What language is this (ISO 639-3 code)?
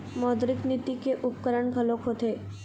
hne